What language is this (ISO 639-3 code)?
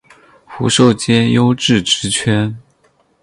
zho